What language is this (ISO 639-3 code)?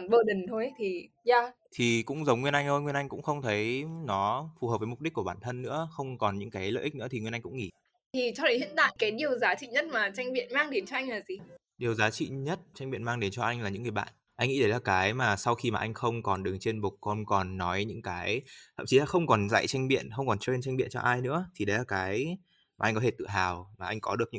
vie